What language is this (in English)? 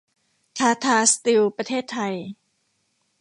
Thai